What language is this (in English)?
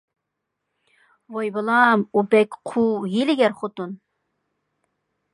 Uyghur